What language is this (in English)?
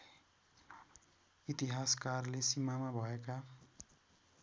Nepali